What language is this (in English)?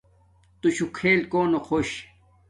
Domaaki